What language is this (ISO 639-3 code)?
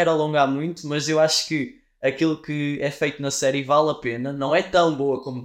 por